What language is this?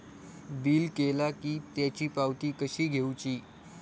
Marathi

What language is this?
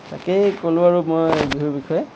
Assamese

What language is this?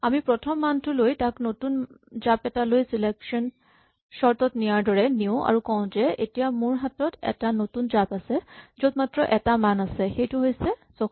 Assamese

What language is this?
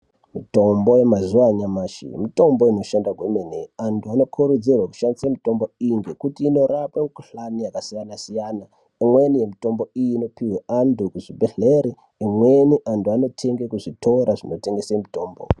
Ndau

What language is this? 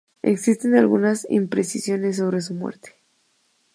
Spanish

